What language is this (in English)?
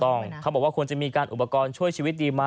Thai